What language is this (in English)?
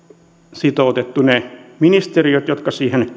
Finnish